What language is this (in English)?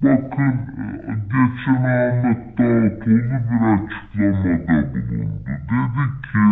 Turkish